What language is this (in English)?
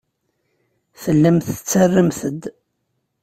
Kabyle